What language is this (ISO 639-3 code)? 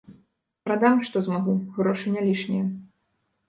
bel